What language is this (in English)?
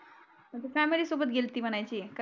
Marathi